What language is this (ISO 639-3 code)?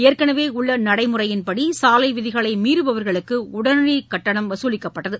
tam